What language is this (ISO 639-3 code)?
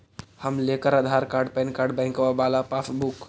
mag